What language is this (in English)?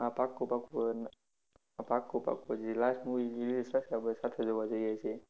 Gujarati